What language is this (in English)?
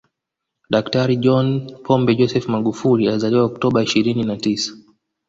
Swahili